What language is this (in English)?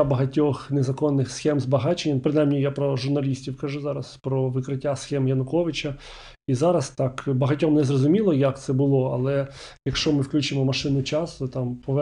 Ukrainian